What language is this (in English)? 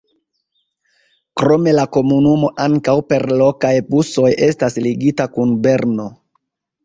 Esperanto